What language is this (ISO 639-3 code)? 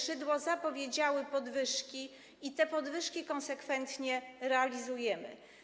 pol